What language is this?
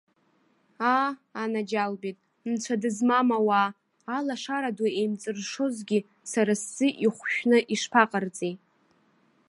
Abkhazian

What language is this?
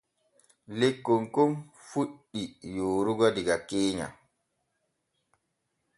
Borgu Fulfulde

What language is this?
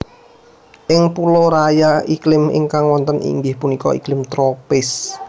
Javanese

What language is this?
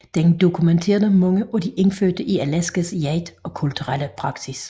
Danish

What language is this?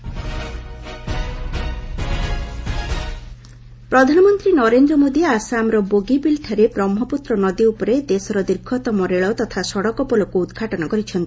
Odia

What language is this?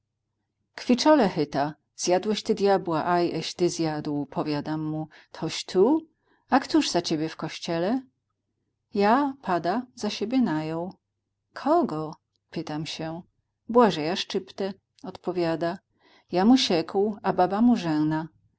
Polish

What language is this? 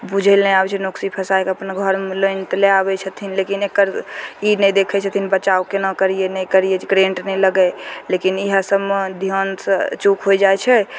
Maithili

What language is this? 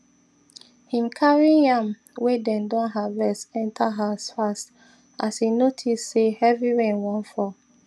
Nigerian Pidgin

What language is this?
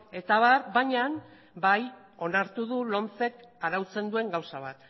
Basque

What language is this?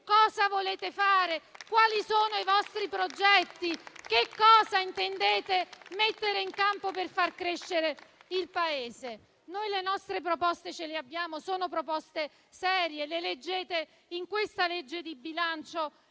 Italian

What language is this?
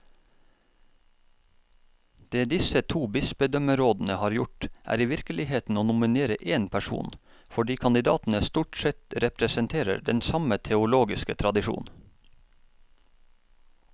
Norwegian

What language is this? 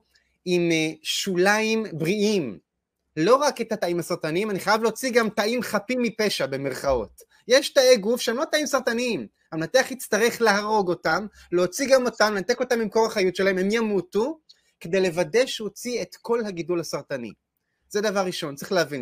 Hebrew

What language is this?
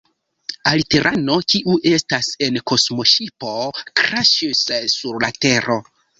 Esperanto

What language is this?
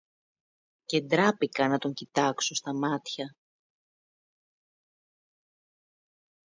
Greek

